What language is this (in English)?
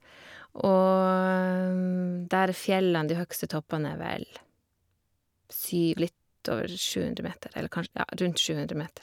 Norwegian